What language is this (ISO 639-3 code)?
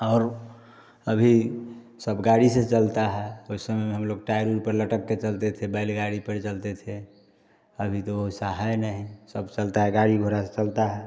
hin